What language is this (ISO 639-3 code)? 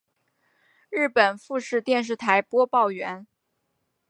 zho